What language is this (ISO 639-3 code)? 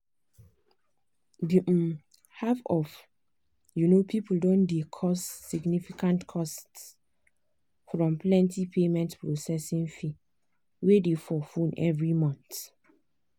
pcm